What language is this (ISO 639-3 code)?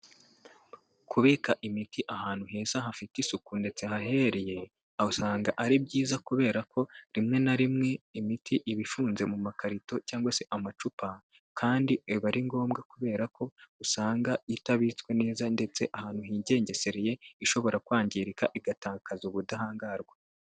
kin